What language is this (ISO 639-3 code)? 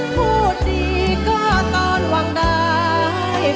tha